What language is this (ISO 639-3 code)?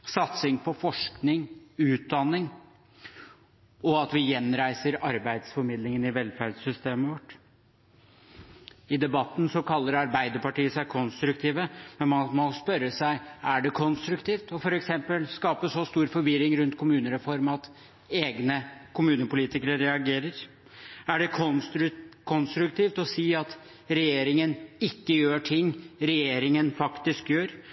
nob